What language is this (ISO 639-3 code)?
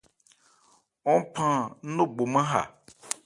ebr